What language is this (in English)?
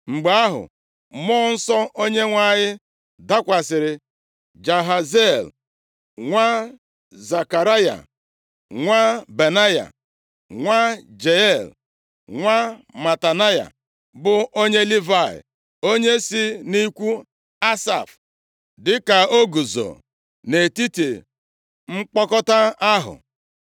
Igbo